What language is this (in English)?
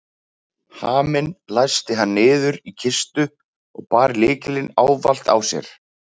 Icelandic